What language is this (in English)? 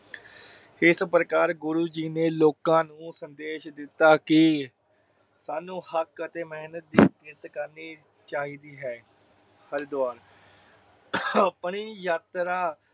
Punjabi